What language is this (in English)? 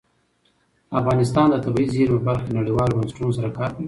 Pashto